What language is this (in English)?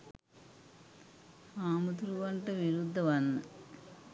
Sinhala